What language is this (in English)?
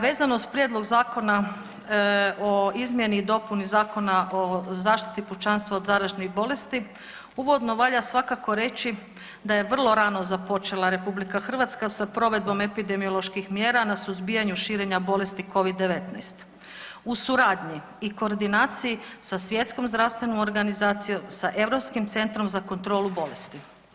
Croatian